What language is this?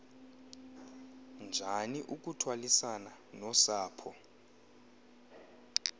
Xhosa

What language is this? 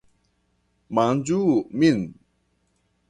Esperanto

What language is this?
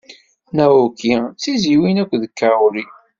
Kabyle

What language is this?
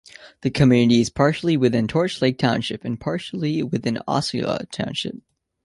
English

